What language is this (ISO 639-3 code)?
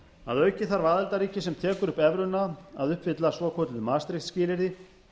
isl